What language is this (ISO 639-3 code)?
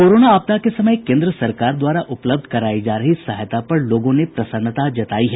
hin